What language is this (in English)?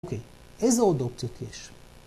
Hebrew